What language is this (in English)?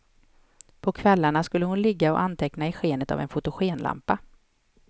Swedish